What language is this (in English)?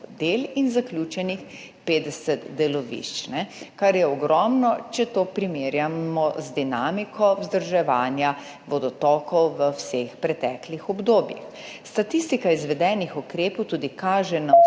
Slovenian